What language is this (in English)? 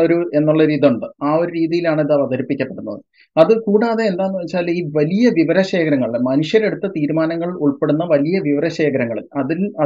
Malayalam